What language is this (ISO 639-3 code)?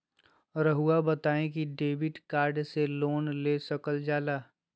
mag